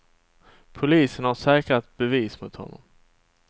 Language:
Swedish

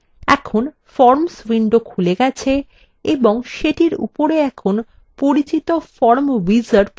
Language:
Bangla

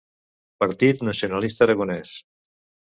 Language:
Catalan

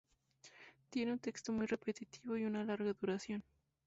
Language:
Spanish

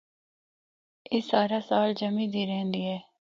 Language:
Northern Hindko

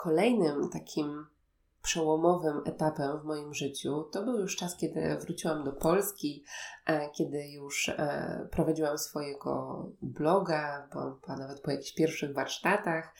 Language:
Polish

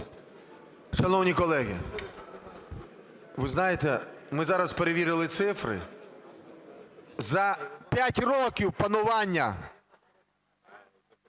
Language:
Ukrainian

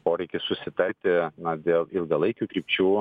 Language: Lithuanian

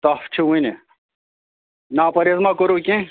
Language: Kashmiri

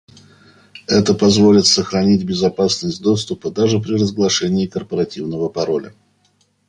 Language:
Russian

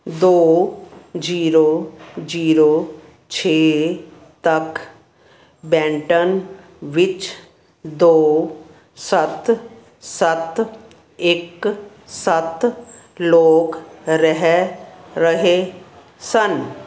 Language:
Punjabi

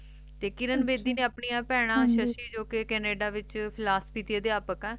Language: Punjabi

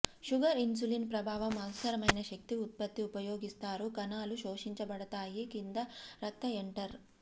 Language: Telugu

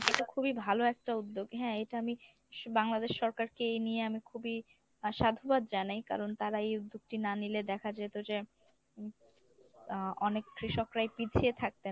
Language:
Bangla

